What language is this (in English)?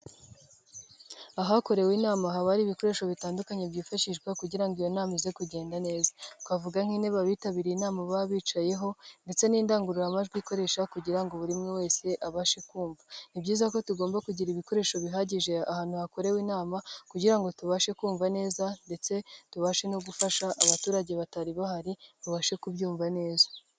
Kinyarwanda